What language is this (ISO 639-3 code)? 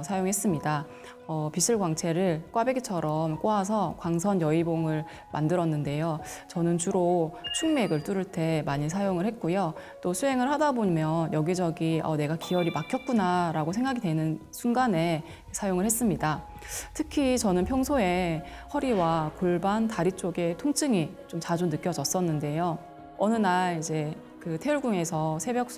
kor